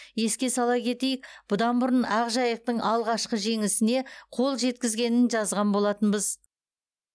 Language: Kazakh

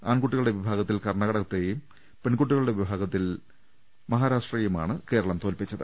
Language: Malayalam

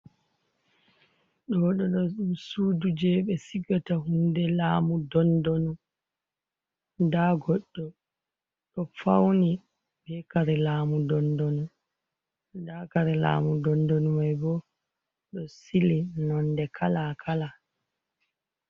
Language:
Fula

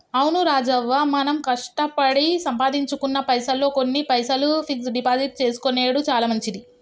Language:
Telugu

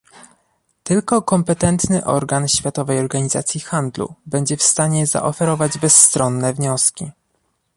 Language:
Polish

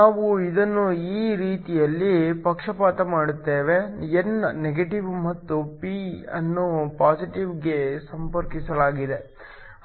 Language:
Kannada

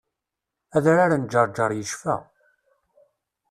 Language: Kabyle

